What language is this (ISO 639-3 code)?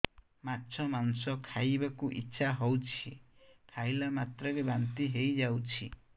ori